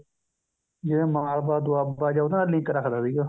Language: Punjabi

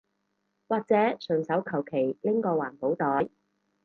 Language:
Cantonese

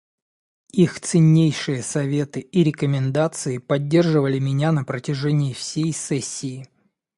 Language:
Russian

